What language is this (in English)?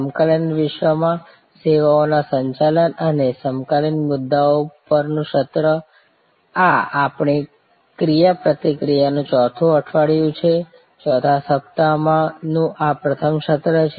Gujarati